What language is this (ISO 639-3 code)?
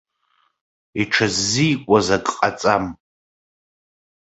abk